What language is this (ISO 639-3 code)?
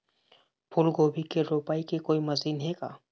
hne